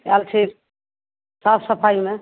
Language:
Maithili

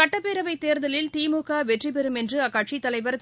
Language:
Tamil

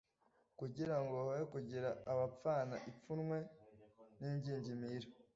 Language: Kinyarwanda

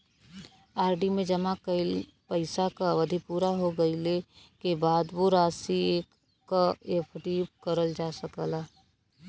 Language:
Bhojpuri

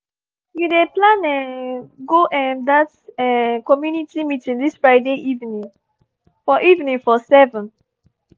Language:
Nigerian Pidgin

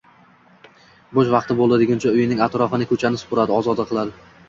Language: Uzbek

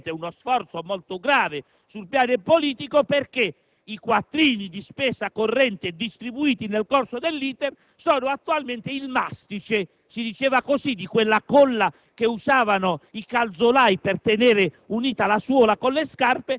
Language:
Italian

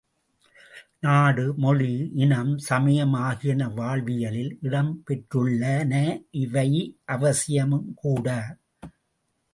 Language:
Tamil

